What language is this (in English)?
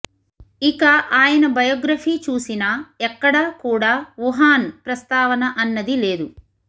Telugu